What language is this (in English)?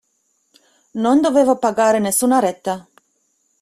Italian